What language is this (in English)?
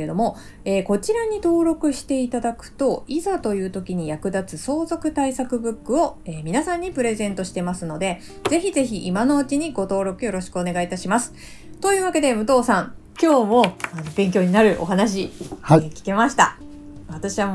Japanese